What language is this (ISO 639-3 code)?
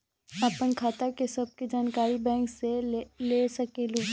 mag